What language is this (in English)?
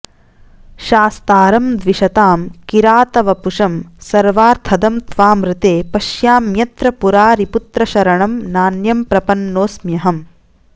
Sanskrit